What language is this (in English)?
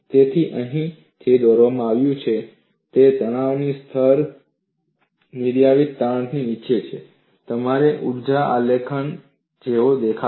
Gujarati